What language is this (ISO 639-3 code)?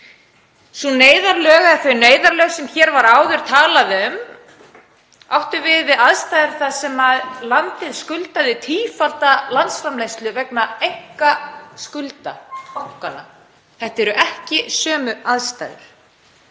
isl